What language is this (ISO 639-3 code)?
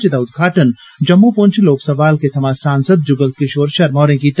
doi